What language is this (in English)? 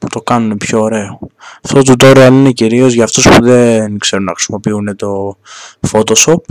Greek